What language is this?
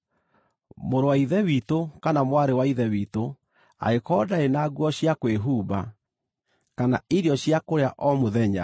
Kikuyu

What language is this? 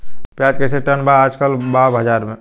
Bhojpuri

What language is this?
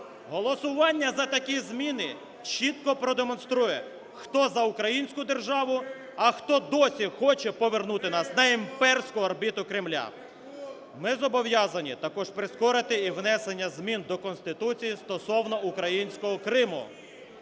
Ukrainian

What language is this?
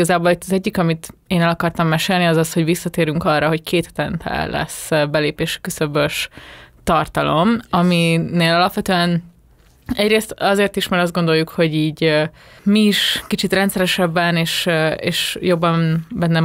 Hungarian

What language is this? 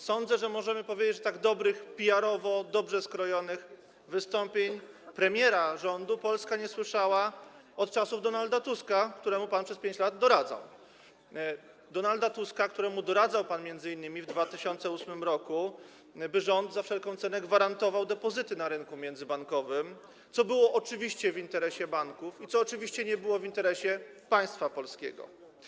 Polish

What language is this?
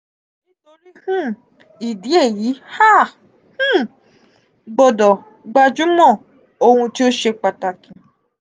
Yoruba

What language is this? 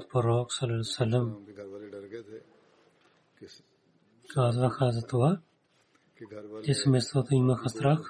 Bulgarian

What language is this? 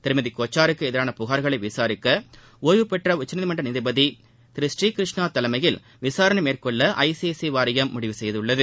Tamil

